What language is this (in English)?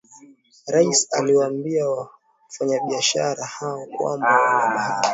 Swahili